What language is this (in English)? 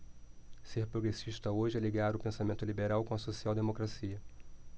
Portuguese